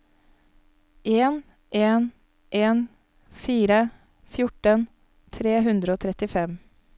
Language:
Norwegian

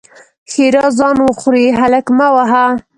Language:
Pashto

